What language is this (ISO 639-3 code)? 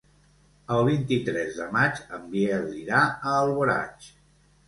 cat